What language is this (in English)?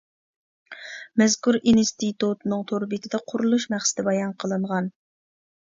Uyghur